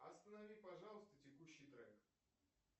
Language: Russian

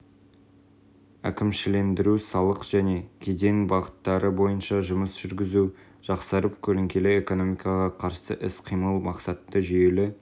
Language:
Kazakh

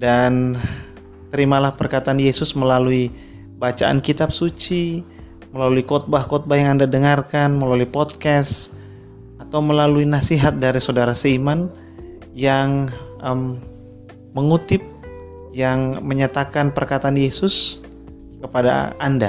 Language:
Indonesian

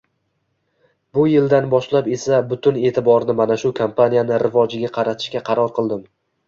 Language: Uzbek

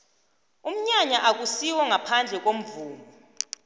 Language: South Ndebele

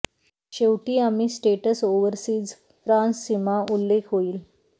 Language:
Marathi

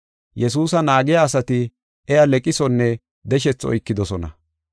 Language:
Gofa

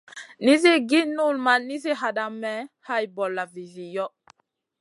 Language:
Masana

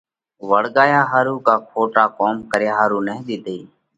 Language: Parkari Koli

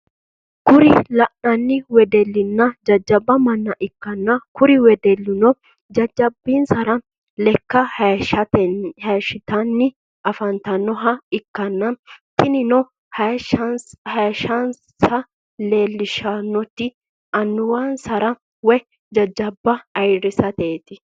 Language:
Sidamo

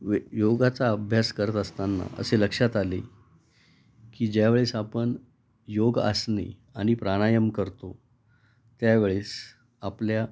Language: Marathi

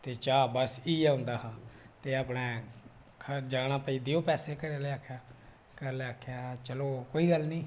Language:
Dogri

